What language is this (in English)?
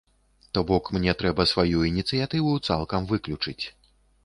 Belarusian